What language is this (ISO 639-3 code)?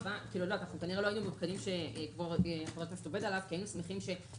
heb